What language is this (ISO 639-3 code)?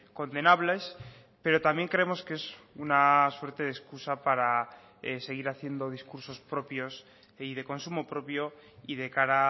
spa